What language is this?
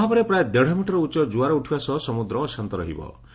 Odia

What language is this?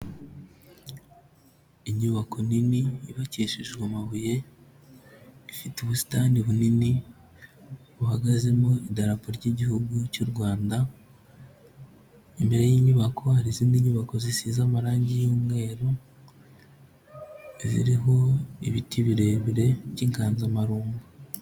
Kinyarwanda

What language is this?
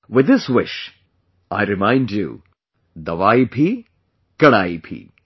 English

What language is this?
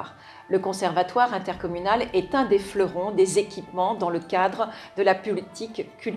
French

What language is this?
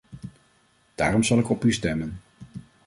Dutch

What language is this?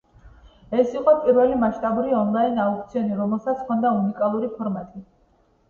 Georgian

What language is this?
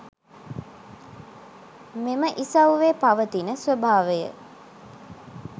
Sinhala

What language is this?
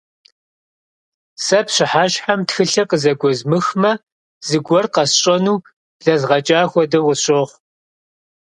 Kabardian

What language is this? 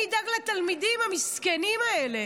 Hebrew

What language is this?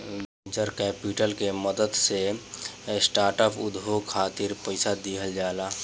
Bhojpuri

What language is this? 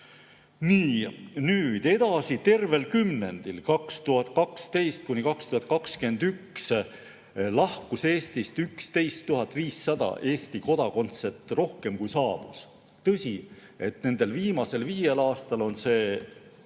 Estonian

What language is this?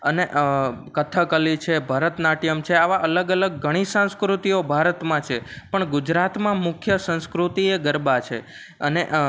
Gujarati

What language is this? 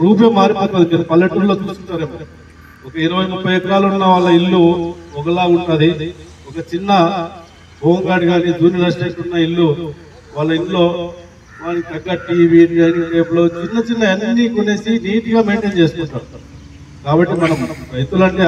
Telugu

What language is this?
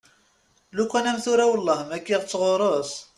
Kabyle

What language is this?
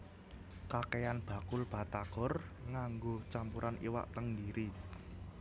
Javanese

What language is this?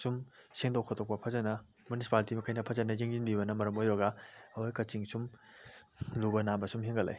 Manipuri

